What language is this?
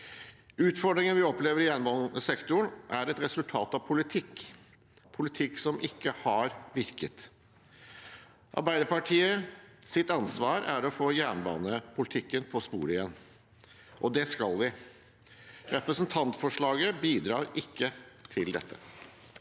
Norwegian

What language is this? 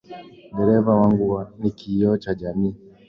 Swahili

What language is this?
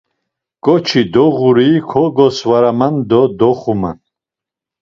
Laz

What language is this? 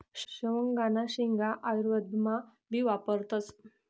Marathi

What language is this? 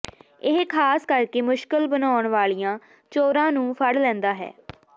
Punjabi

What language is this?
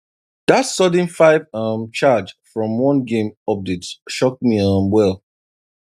Nigerian Pidgin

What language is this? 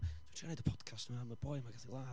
Welsh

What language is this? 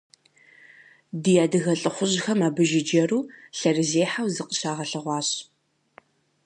Kabardian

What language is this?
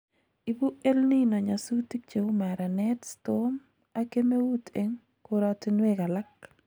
Kalenjin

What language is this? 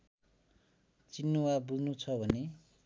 Nepali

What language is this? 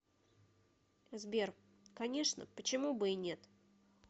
Russian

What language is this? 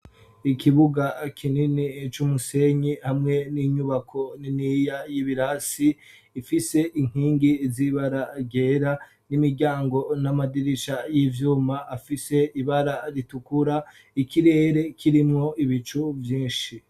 Rundi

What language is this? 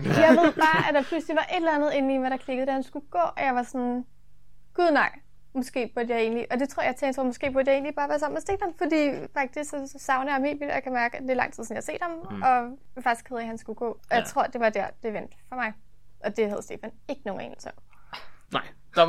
Danish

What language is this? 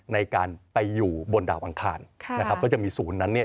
Thai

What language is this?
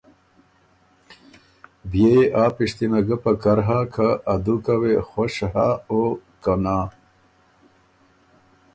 Ormuri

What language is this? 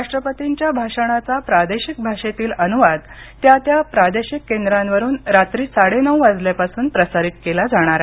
Marathi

